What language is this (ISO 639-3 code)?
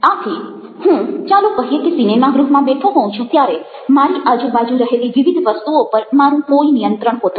guj